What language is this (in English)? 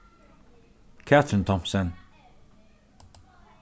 Faroese